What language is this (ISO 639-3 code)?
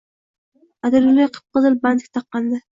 uzb